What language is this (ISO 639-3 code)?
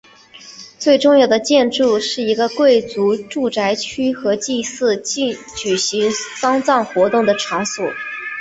zho